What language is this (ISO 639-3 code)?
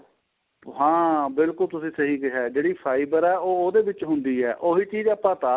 pan